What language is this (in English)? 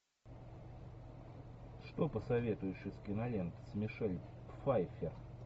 Russian